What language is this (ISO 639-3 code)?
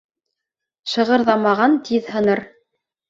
bak